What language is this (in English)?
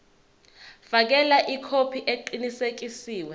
Zulu